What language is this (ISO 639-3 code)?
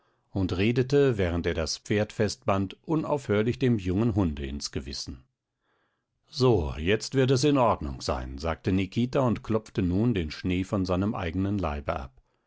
deu